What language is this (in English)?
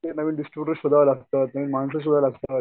Marathi